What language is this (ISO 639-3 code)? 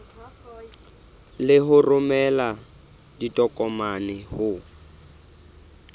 sot